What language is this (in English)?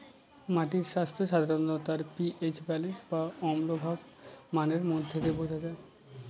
Bangla